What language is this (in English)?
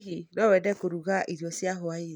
Kikuyu